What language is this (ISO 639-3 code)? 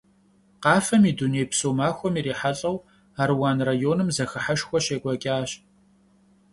kbd